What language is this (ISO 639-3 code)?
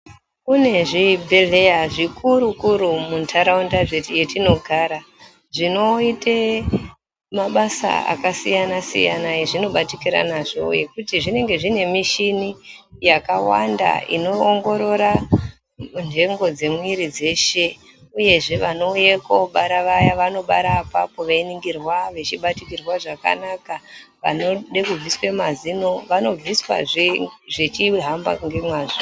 ndc